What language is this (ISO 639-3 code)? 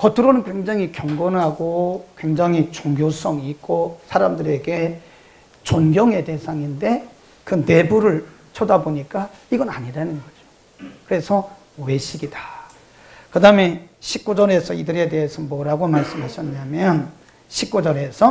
kor